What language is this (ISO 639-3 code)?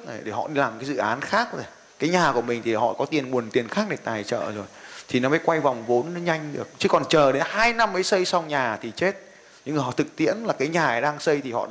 vie